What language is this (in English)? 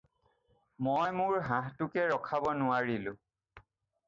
Assamese